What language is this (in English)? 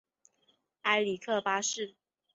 Chinese